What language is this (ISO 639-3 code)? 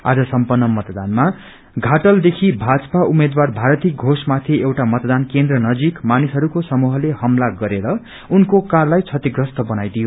nep